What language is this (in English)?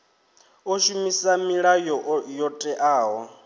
Venda